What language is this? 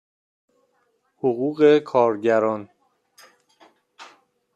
Persian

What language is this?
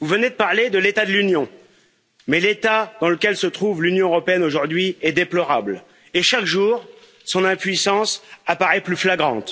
French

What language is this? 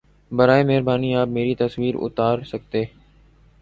Urdu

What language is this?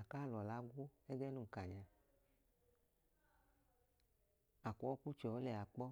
Idoma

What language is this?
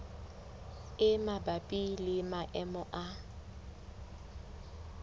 Southern Sotho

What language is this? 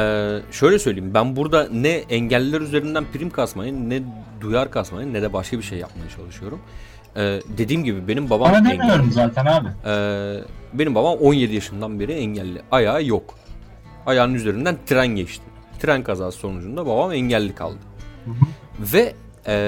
Turkish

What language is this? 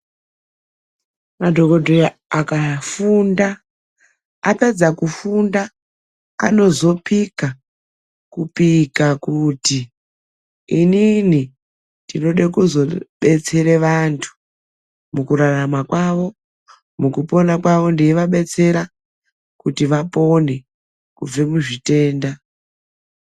Ndau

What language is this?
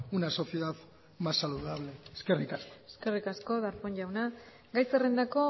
Basque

